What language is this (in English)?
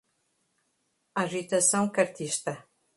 Portuguese